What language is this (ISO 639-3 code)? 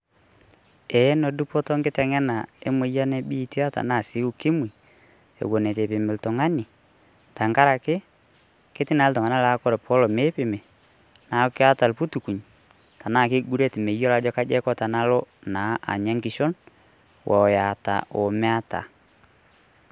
mas